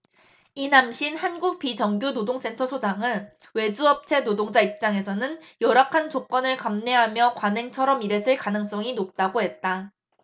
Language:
Korean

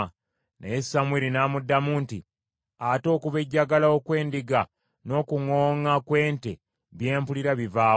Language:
Ganda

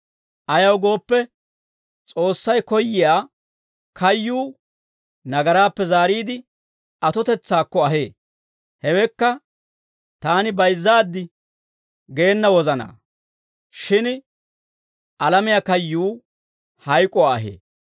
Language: Dawro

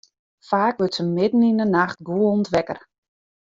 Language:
Western Frisian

